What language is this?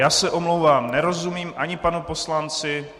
Czech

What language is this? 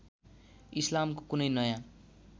Nepali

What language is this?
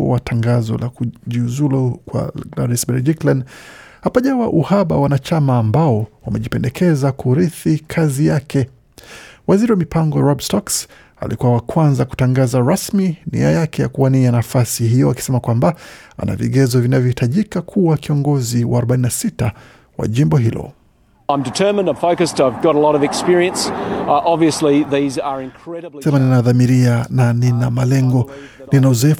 Swahili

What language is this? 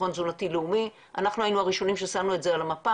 Hebrew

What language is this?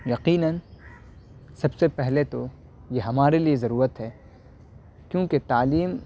Urdu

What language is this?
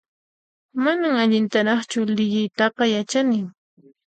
Puno Quechua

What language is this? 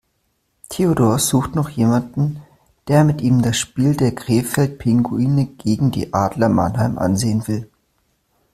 German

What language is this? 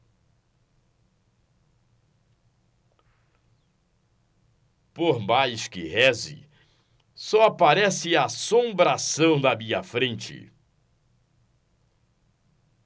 Portuguese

